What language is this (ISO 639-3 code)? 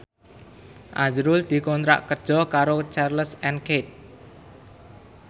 jav